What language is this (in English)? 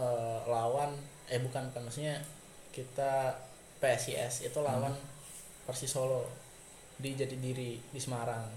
Indonesian